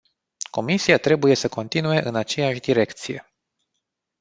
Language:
Romanian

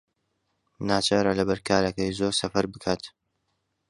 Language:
Central Kurdish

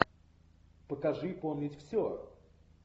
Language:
Russian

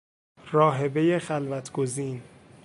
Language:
Persian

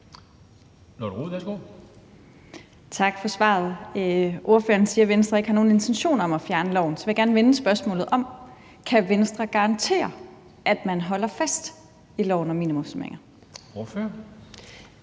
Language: Danish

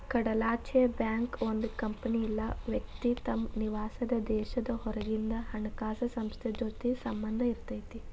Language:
Kannada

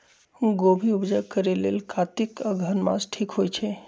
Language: Magahi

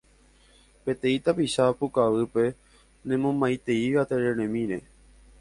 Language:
Guarani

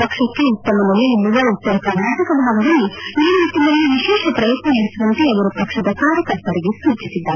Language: Kannada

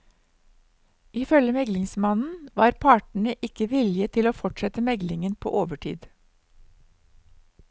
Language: Norwegian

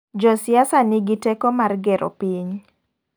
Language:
Luo (Kenya and Tanzania)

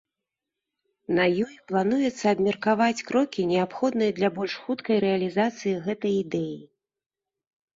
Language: Belarusian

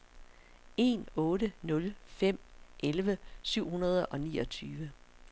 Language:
Danish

